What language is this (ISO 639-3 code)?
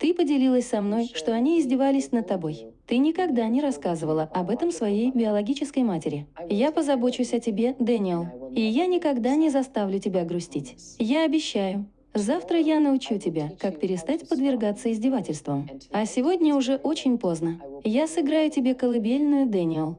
rus